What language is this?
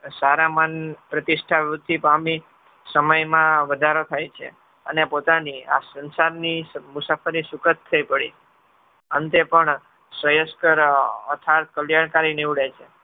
Gujarati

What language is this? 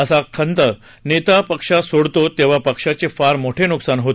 Marathi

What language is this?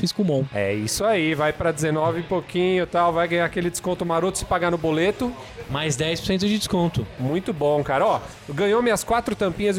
Portuguese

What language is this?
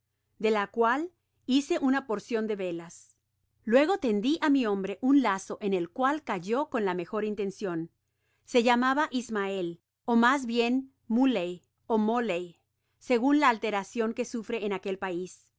Spanish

